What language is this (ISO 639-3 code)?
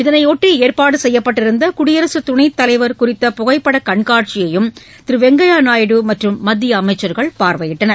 tam